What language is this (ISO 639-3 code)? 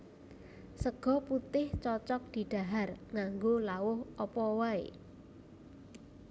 jav